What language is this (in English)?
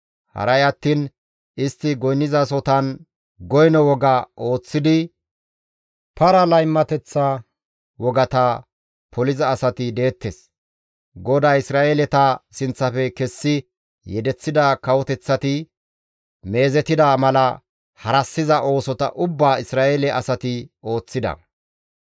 Gamo